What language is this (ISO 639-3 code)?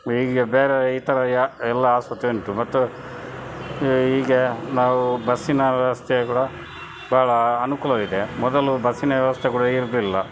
kan